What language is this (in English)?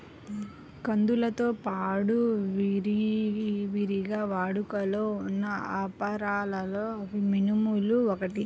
Telugu